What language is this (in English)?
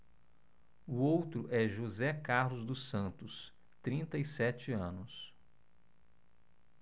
Portuguese